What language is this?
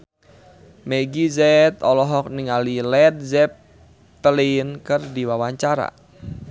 Sundanese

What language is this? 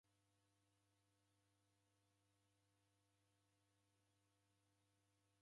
Taita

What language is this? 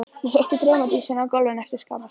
Icelandic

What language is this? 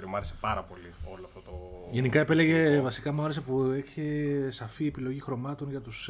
Greek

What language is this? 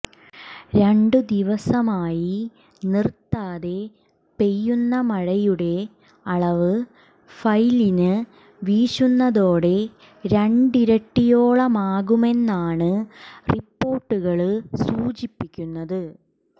Malayalam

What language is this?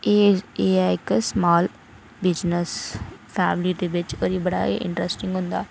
Dogri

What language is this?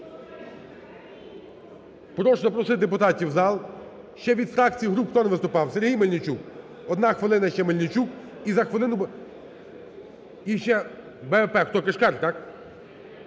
Ukrainian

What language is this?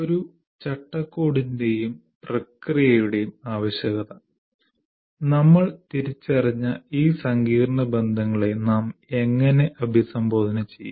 Malayalam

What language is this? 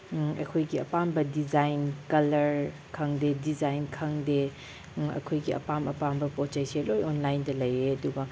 Manipuri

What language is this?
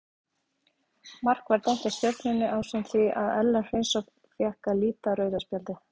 Icelandic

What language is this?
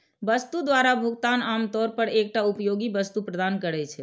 Maithili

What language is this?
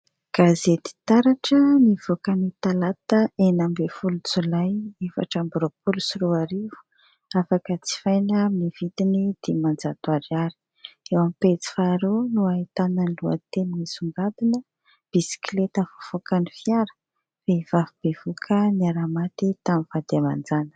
Malagasy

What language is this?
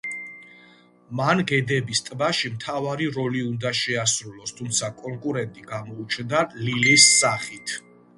Georgian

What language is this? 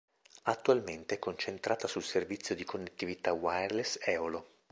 Italian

